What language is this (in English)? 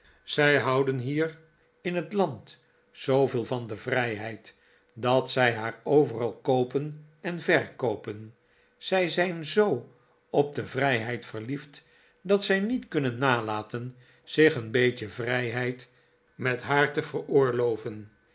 Dutch